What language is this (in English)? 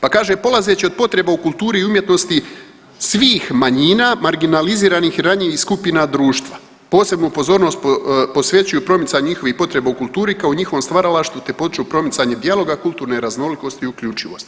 Croatian